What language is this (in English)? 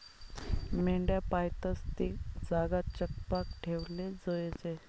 Marathi